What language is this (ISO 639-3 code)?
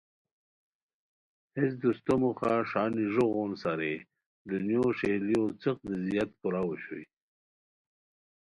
khw